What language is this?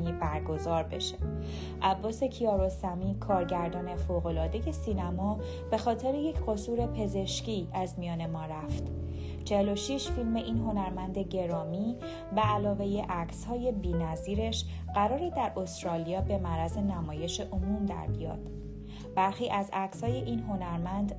Persian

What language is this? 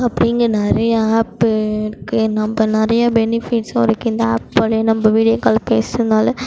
Tamil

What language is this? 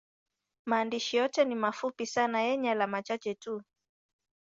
Swahili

